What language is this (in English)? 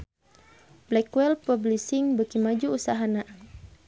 Sundanese